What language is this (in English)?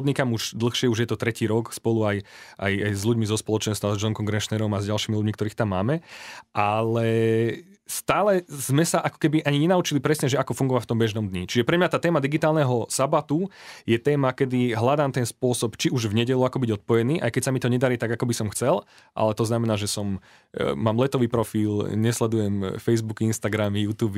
Slovak